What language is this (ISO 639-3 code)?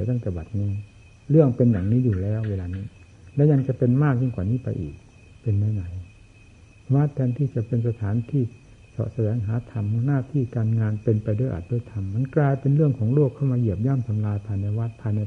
tha